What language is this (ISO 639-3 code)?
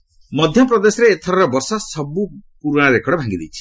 ori